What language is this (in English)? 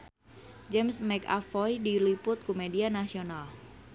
Sundanese